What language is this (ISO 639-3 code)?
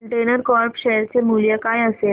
mar